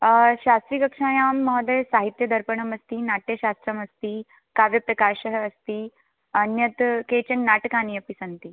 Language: Sanskrit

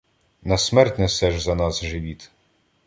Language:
Ukrainian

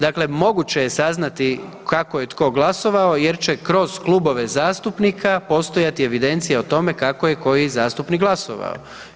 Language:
Croatian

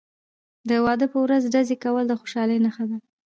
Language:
Pashto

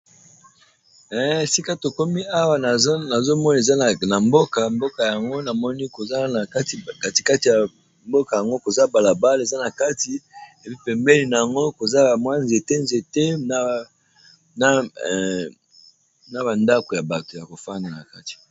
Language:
Lingala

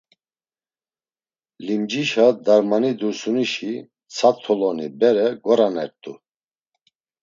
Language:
Laz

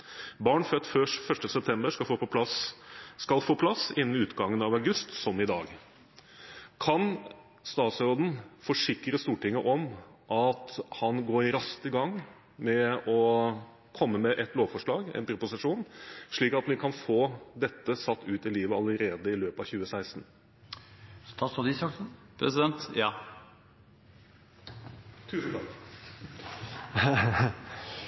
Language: Norwegian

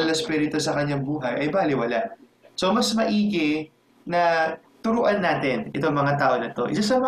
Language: Filipino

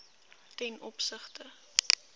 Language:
Afrikaans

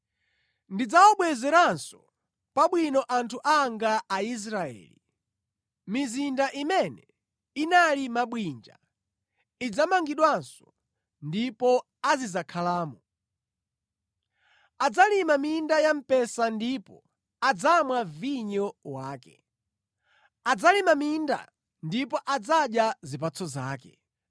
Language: Nyanja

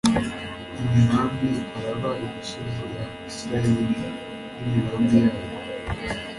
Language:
Kinyarwanda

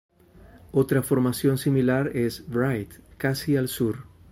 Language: Spanish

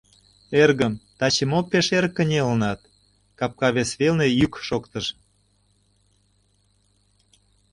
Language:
Mari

